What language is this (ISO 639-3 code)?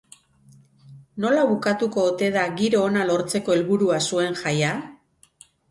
eus